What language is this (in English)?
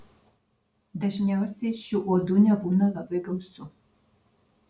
Lithuanian